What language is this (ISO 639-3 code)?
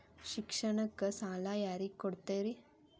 kan